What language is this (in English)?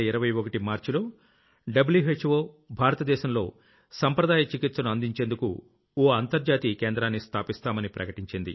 Telugu